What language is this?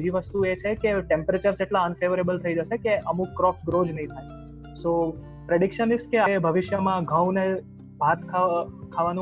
Gujarati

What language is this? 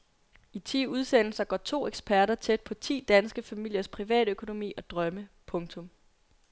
Danish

